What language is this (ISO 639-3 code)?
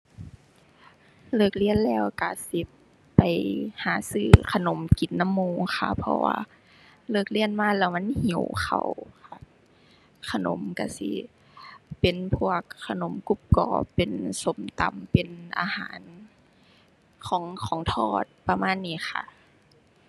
tha